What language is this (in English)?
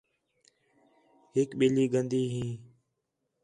Khetrani